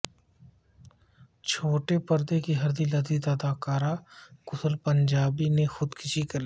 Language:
Urdu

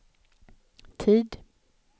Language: Swedish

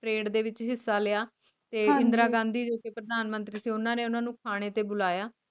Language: Punjabi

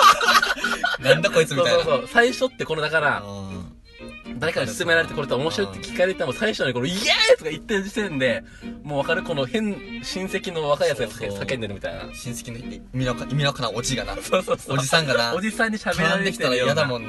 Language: Japanese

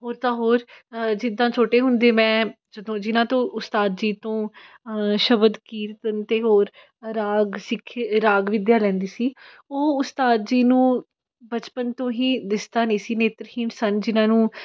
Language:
Punjabi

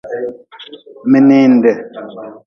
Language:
Nawdm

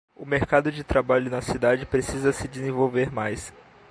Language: Portuguese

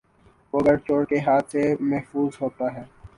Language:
Urdu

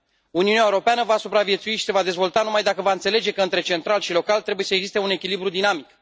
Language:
Romanian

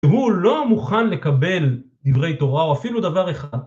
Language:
Hebrew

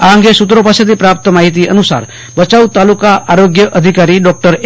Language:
Gujarati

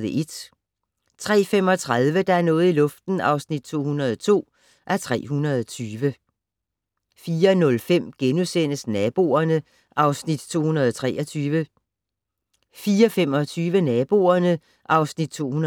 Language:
Danish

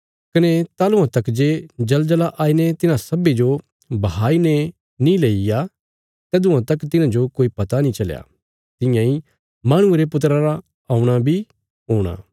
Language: Bilaspuri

